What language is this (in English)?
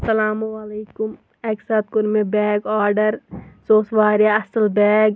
Kashmiri